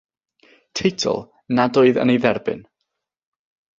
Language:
Welsh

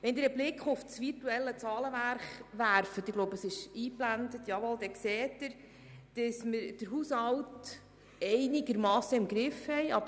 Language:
Swiss German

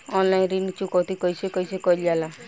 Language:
Bhojpuri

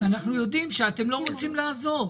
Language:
Hebrew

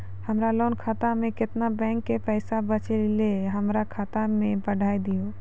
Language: Maithili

